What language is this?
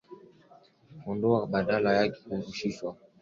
Swahili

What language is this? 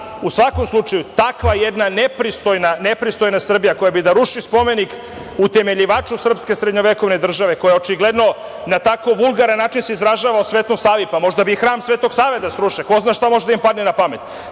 Serbian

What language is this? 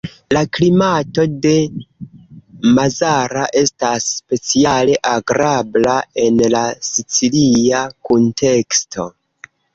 Esperanto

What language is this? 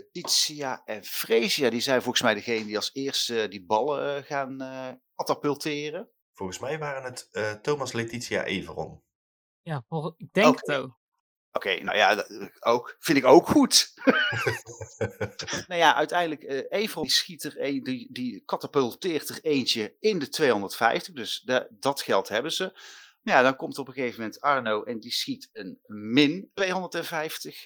Dutch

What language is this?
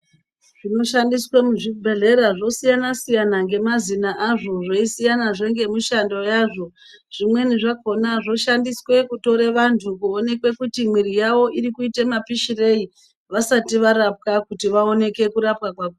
Ndau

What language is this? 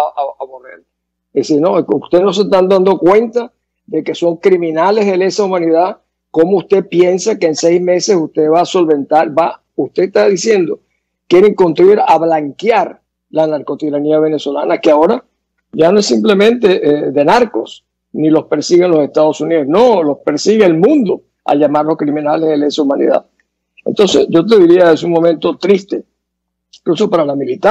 Spanish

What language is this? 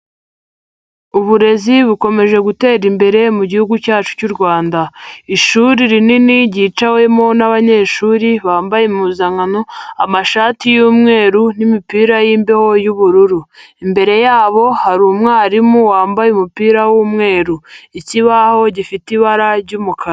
Kinyarwanda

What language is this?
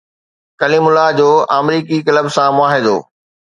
Sindhi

